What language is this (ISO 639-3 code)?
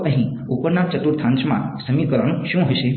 guj